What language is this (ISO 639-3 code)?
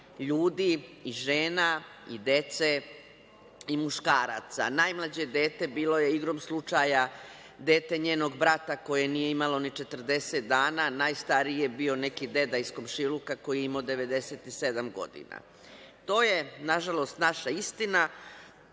srp